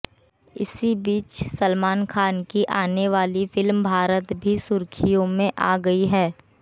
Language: Hindi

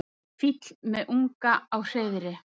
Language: Icelandic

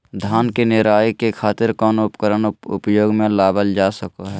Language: Magahi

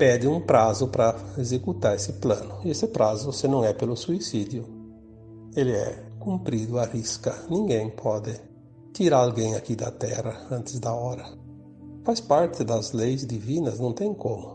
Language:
Portuguese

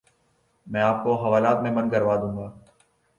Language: Urdu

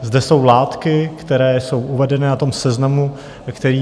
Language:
Czech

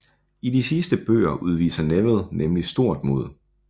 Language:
Danish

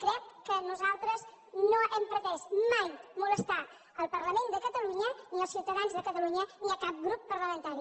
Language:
Catalan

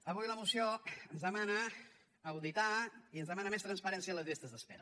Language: Catalan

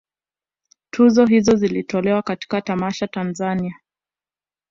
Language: Swahili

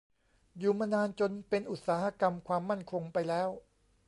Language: Thai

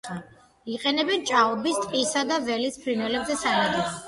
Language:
Georgian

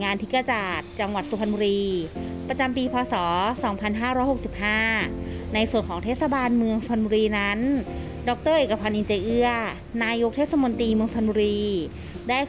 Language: Thai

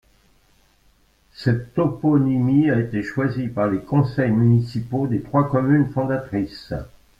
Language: French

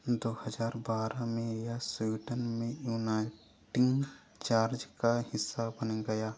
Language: Hindi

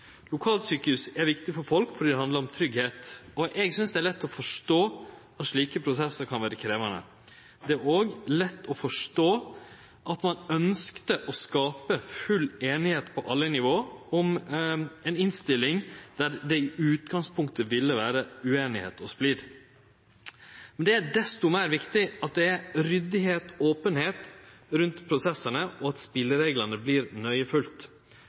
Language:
Norwegian Nynorsk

